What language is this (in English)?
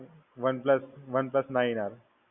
Gujarati